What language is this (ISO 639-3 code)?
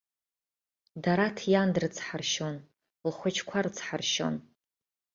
abk